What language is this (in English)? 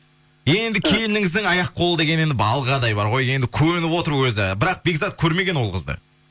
Kazakh